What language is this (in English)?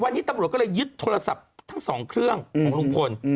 Thai